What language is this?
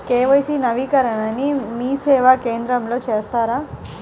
Telugu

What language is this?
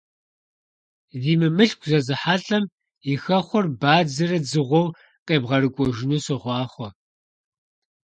Kabardian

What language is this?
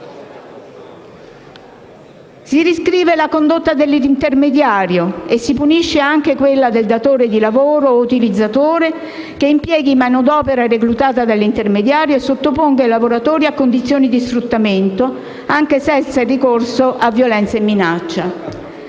Italian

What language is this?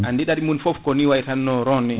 Fula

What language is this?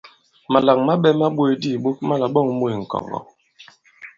Bankon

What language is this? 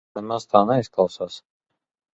Latvian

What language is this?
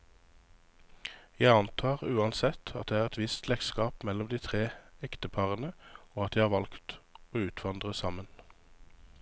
Norwegian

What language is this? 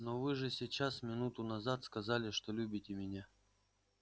Russian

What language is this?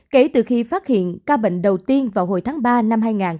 Vietnamese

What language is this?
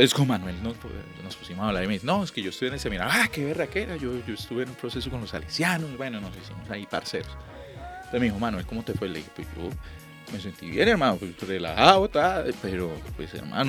Spanish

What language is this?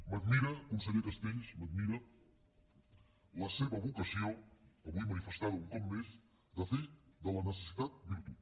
Catalan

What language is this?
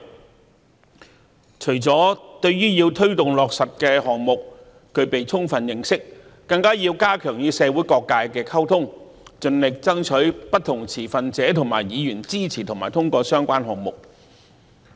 Cantonese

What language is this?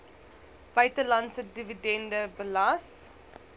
Afrikaans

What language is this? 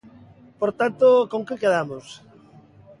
Galician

